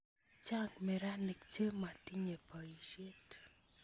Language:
Kalenjin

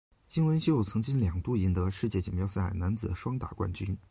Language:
Chinese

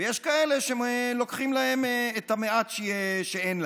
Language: Hebrew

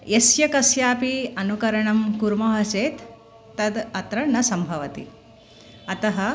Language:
Sanskrit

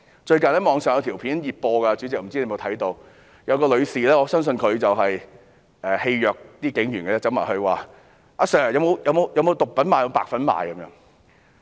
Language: Cantonese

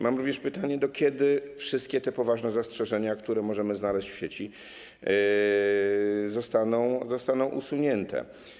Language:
Polish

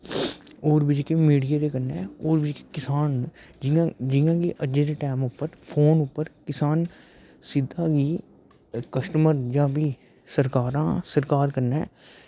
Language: Dogri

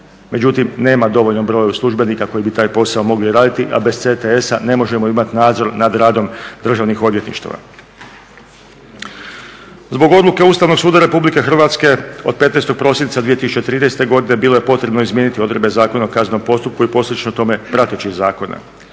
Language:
Croatian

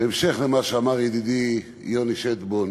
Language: Hebrew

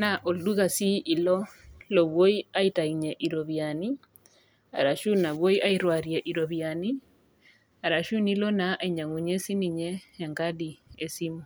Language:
Masai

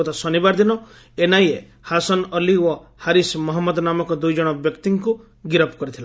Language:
Odia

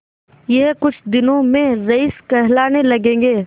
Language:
Hindi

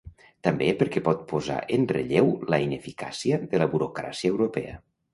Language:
Catalan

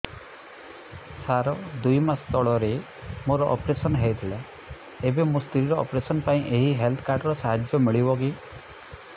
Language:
Odia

